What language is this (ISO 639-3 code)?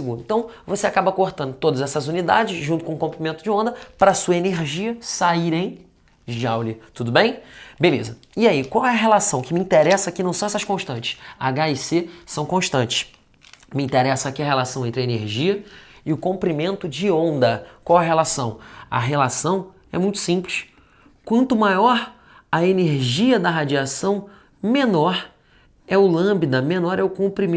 por